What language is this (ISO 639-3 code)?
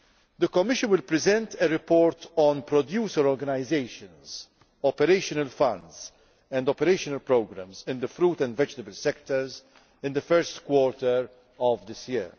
eng